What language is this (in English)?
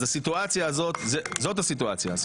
Hebrew